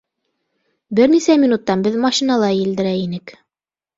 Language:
Bashkir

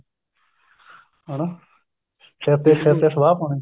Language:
Punjabi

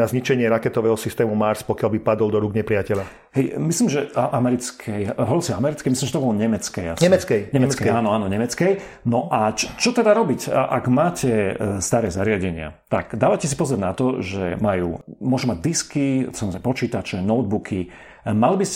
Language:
Slovak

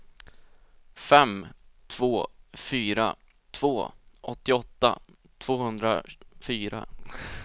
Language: Swedish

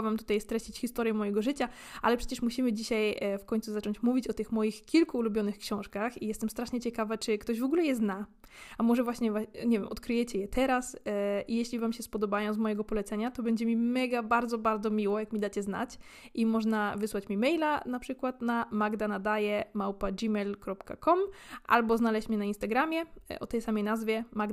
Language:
Polish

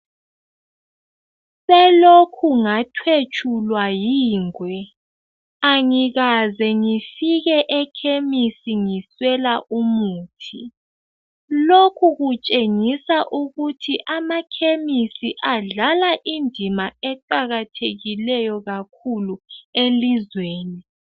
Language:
North Ndebele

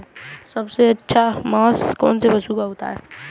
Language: Hindi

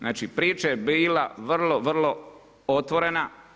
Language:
Croatian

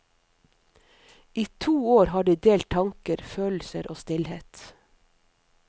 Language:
Norwegian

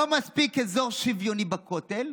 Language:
Hebrew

